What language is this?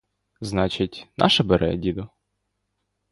Ukrainian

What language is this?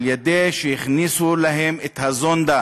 Hebrew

